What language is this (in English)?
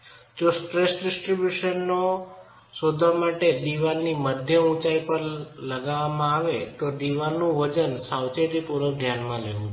Gujarati